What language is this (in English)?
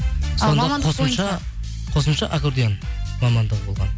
Kazakh